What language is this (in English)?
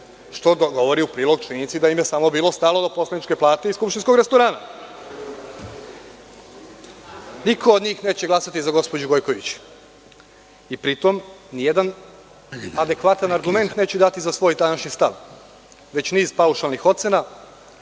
Serbian